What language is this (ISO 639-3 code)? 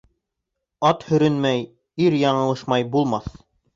bak